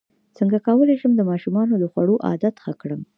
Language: Pashto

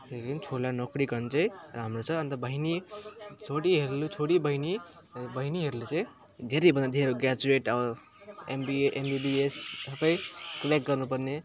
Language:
Nepali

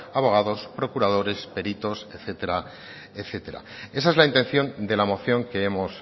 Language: Spanish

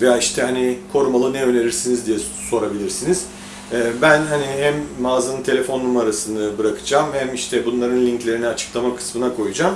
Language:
Turkish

